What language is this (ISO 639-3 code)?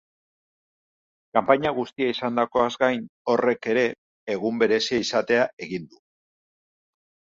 eus